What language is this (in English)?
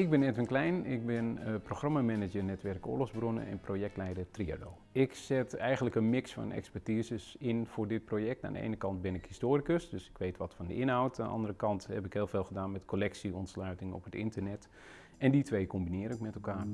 Dutch